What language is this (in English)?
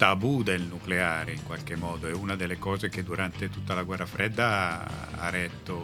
Italian